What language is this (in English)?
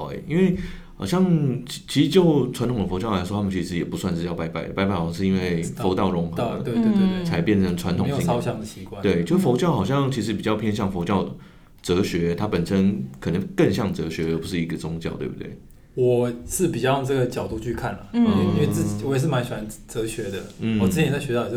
Chinese